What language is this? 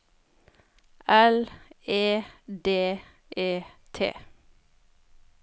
Norwegian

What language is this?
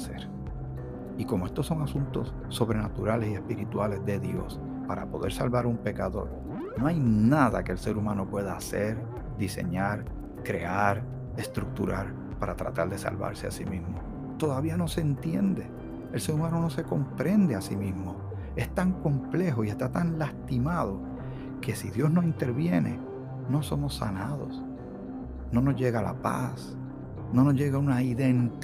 Spanish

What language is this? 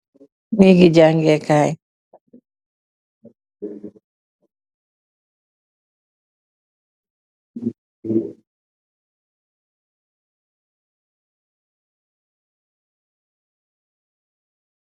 Wolof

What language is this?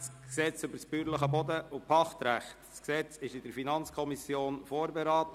Swiss German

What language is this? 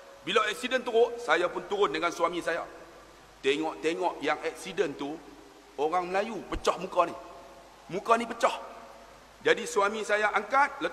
Malay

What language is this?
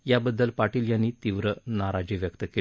Marathi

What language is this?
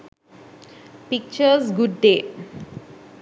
Sinhala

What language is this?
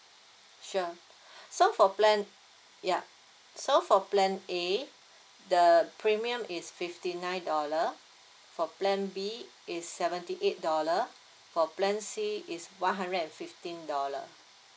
English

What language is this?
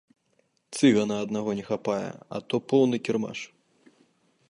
Belarusian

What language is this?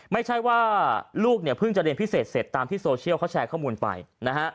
Thai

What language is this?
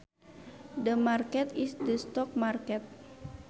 Sundanese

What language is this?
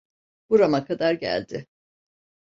Turkish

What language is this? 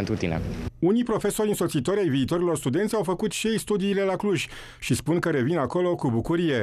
Romanian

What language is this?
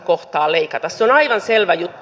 Finnish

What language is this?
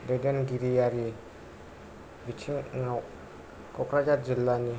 Bodo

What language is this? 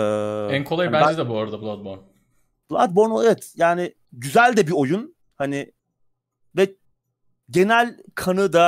Turkish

